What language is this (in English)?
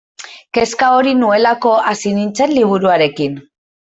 Basque